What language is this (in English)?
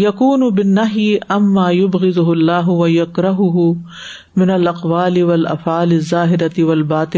Urdu